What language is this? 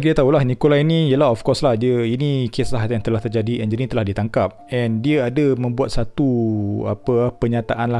Malay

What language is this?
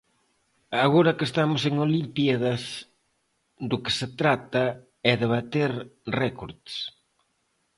Galician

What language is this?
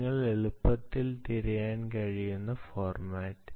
Malayalam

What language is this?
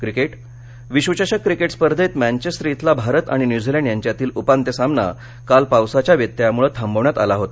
Marathi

